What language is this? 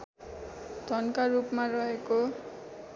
Nepali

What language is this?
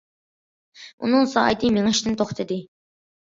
Uyghur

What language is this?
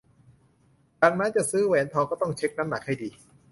Thai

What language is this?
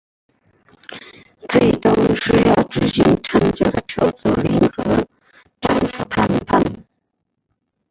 Chinese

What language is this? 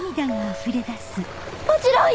Japanese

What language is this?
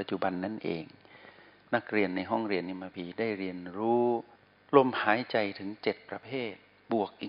Thai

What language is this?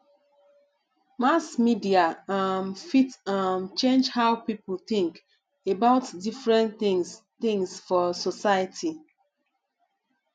Nigerian Pidgin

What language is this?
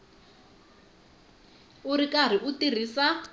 Tsonga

